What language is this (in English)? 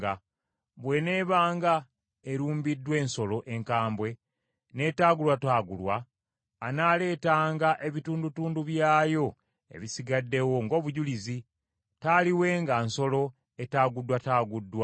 Ganda